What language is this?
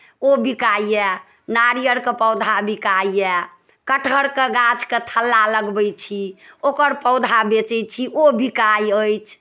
Maithili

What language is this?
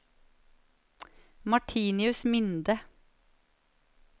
Norwegian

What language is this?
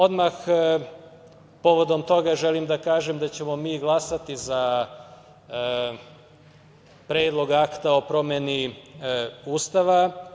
Serbian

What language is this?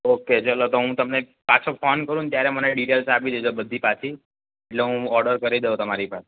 Gujarati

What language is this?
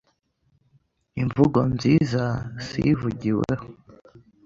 Kinyarwanda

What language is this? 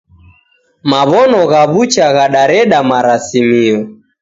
Taita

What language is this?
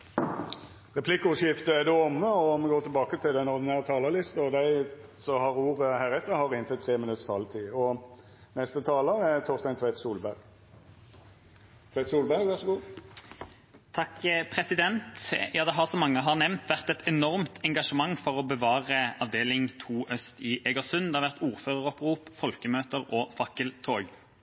Norwegian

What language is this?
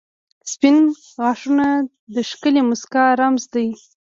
Pashto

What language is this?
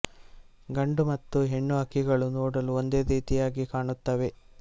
Kannada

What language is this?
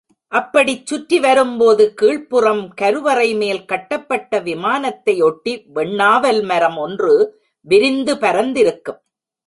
Tamil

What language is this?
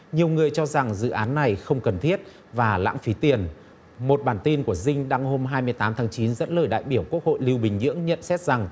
Vietnamese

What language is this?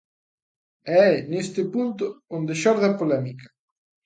Galician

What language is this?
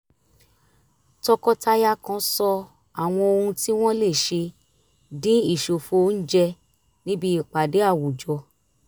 Yoruba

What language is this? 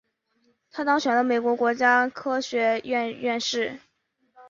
Chinese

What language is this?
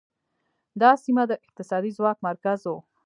Pashto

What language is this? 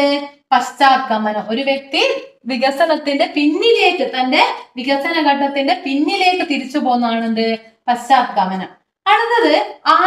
Korean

